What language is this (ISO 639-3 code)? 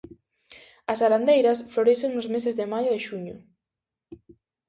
glg